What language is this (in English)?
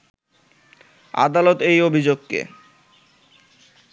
Bangla